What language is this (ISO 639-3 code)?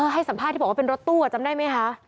tha